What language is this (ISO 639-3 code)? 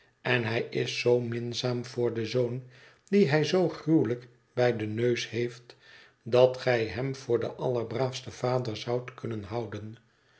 nld